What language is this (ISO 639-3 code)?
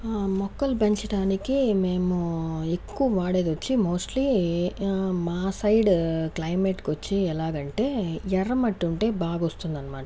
tel